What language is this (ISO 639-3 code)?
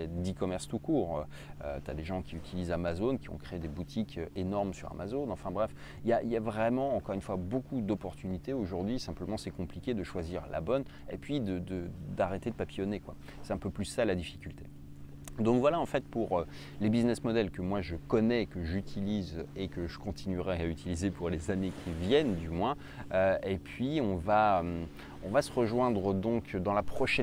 fra